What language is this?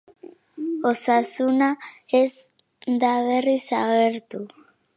Basque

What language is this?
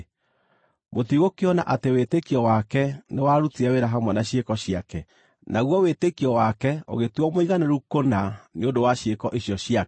Kikuyu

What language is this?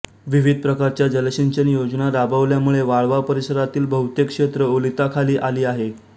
Marathi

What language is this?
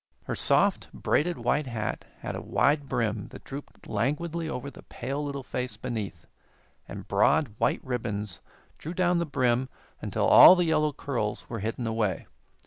English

